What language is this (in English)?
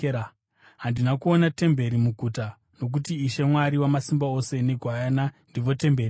Shona